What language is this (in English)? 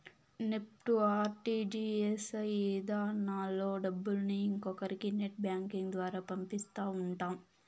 Telugu